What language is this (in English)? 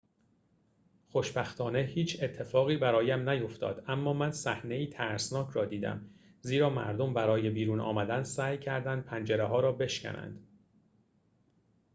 Persian